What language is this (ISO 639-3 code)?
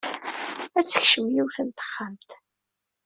kab